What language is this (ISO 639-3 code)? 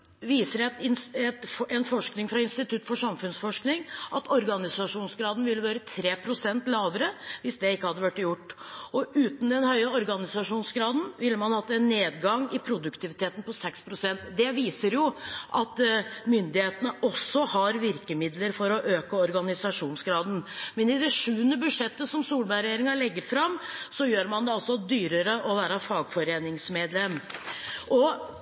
nob